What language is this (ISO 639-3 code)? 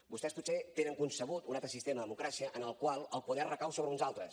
cat